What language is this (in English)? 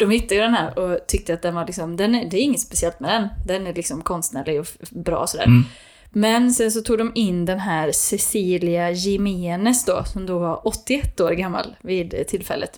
Swedish